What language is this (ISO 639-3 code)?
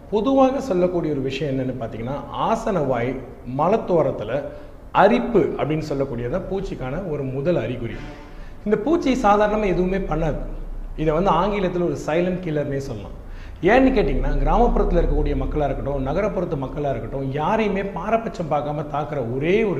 tam